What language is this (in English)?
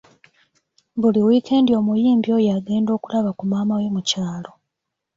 Ganda